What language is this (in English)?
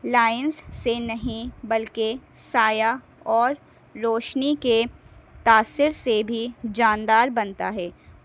Urdu